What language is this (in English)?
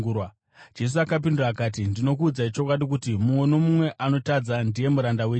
Shona